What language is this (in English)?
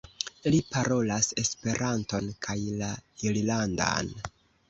Esperanto